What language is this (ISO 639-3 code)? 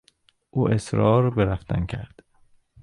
fas